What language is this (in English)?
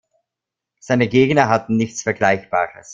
German